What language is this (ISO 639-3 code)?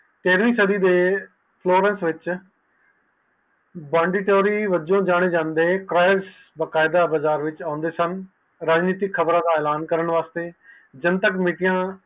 pan